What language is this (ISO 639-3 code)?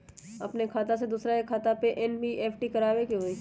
mag